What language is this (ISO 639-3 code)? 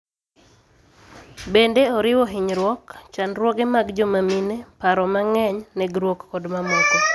luo